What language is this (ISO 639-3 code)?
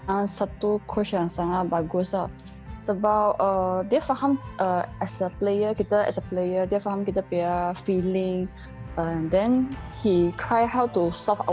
msa